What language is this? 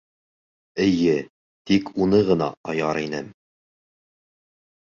Bashkir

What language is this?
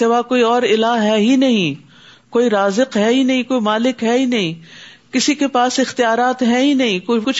Urdu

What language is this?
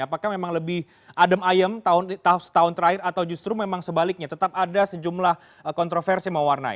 Indonesian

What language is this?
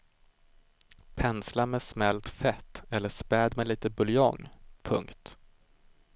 Swedish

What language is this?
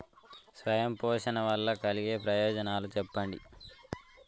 Telugu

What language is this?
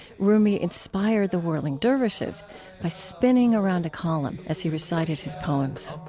English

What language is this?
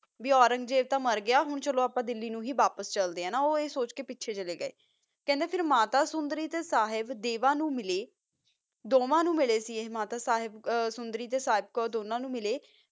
Punjabi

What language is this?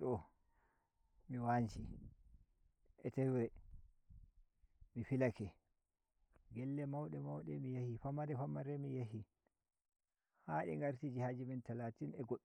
Nigerian Fulfulde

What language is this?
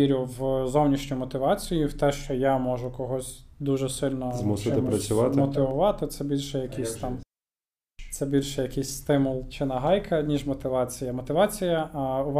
Ukrainian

